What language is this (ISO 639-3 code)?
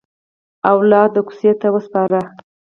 pus